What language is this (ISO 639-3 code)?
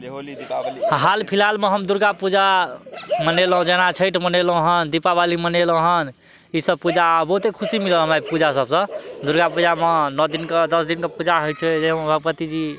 mai